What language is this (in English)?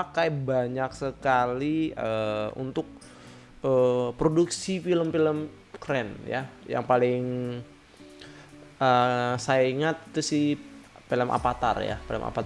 Indonesian